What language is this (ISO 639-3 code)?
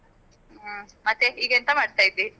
kan